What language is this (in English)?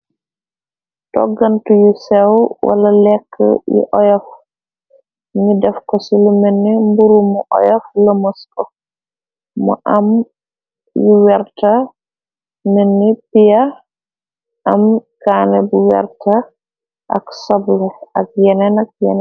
Wolof